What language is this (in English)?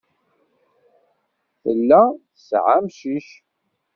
Kabyle